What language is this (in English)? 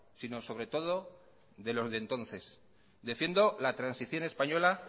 Spanish